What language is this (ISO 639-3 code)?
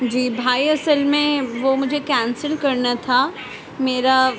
urd